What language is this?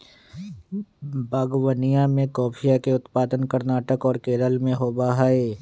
Magahi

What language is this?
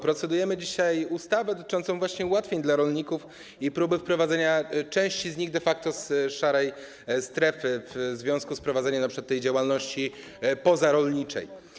Polish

